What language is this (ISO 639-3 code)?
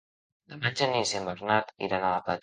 cat